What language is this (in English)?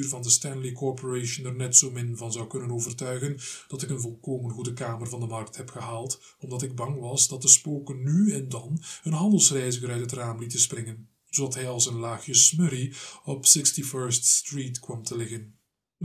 Dutch